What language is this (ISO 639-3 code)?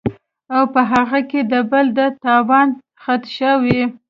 pus